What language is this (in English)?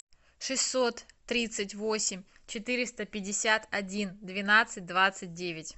Russian